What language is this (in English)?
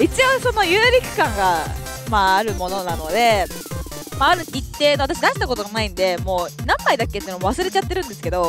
Japanese